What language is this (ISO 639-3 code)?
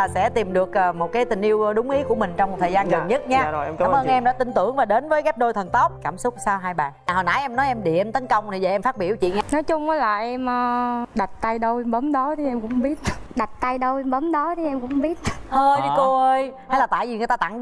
vie